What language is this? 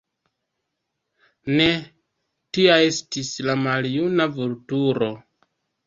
Esperanto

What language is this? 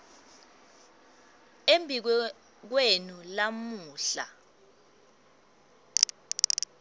Swati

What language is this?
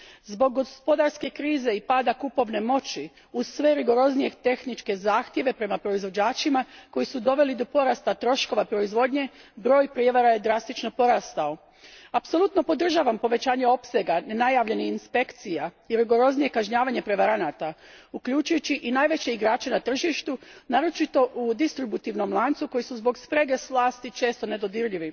Croatian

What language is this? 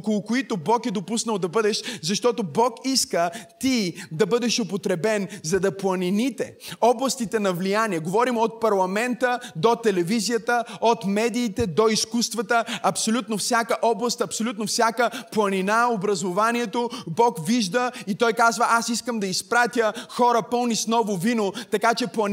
Bulgarian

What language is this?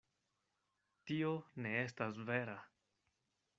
Esperanto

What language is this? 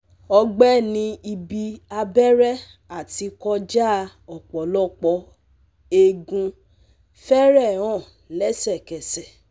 Yoruba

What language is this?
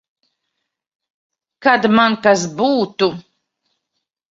Latvian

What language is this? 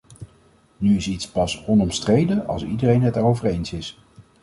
Dutch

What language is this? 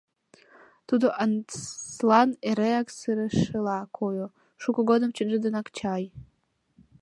Mari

